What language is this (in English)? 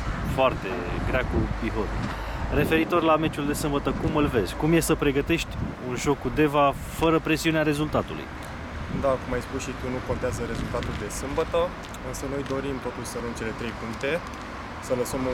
Romanian